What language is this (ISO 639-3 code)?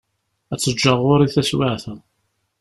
kab